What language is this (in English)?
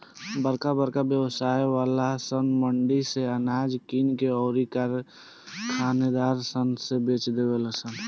Bhojpuri